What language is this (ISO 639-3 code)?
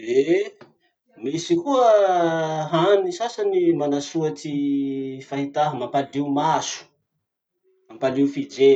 msh